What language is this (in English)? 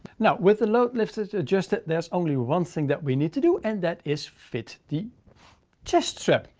English